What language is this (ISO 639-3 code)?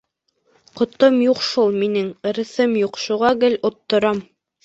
bak